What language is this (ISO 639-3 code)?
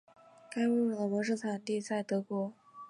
zho